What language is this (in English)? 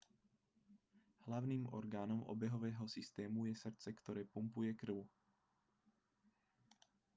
Slovak